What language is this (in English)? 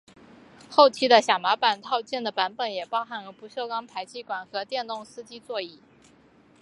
Chinese